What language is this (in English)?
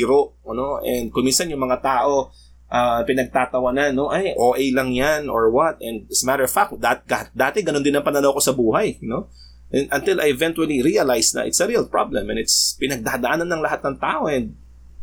Filipino